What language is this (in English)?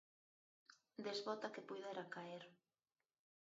Galician